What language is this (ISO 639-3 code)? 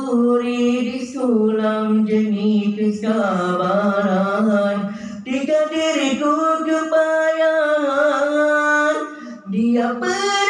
msa